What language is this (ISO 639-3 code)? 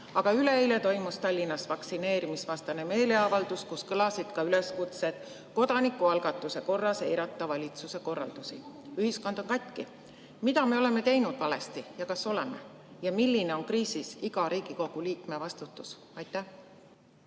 est